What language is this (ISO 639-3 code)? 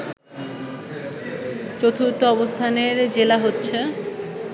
ben